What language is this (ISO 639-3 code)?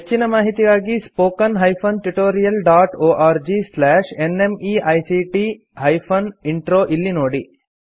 kan